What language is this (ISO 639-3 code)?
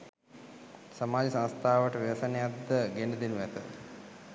sin